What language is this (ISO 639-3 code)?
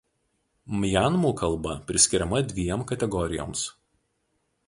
lit